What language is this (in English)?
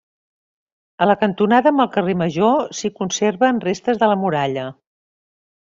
Catalan